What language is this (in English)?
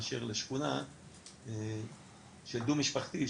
Hebrew